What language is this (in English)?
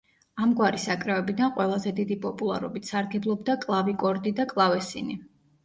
Georgian